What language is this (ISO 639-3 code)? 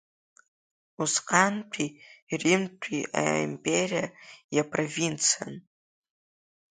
abk